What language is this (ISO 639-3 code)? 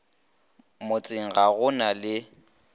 nso